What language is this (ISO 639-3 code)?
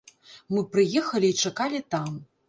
bel